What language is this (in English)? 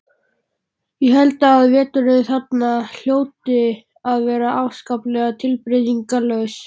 Icelandic